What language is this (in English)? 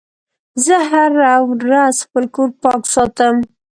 Pashto